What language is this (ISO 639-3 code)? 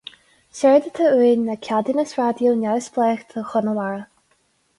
gle